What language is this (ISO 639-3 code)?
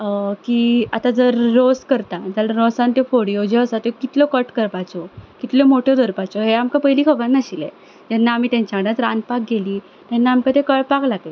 kok